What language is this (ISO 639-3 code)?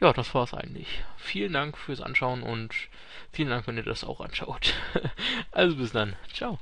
deu